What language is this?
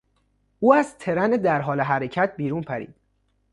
Persian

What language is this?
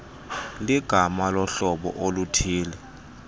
Xhosa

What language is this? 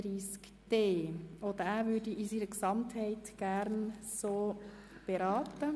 Swiss German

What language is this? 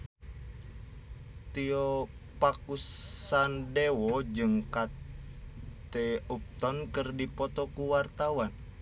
Sundanese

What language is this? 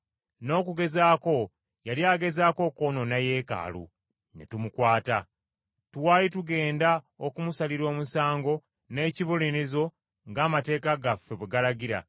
Ganda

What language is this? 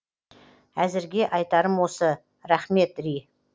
Kazakh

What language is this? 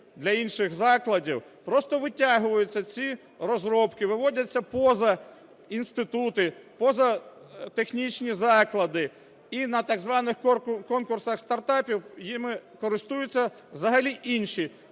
Ukrainian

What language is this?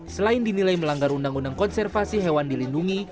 Indonesian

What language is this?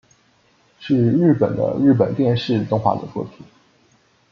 Chinese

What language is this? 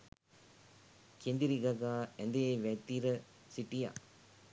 Sinhala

